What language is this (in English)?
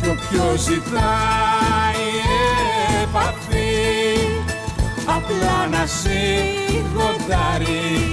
Greek